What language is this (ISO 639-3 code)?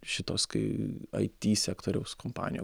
lit